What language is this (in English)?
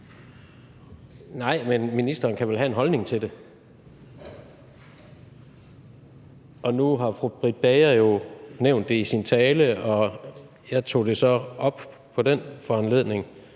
Danish